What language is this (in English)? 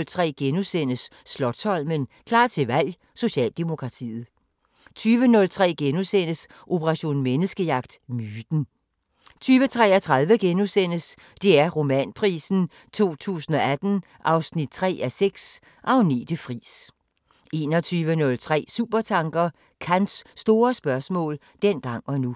Danish